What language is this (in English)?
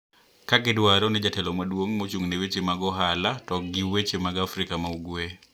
Luo (Kenya and Tanzania)